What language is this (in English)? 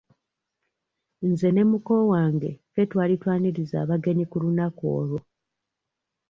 Ganda